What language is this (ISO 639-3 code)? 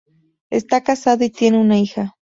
spa